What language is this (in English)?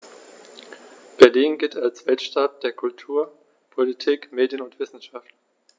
German